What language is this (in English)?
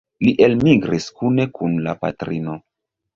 Esperanto